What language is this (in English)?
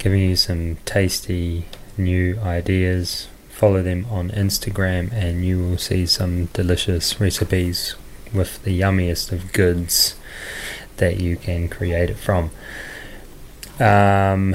English